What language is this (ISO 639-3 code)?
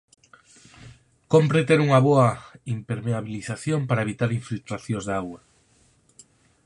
glg